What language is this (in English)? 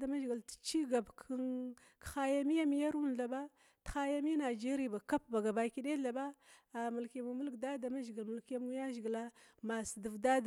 Glavda